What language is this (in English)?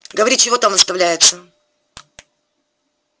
Russian